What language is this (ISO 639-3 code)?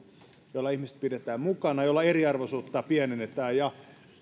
fin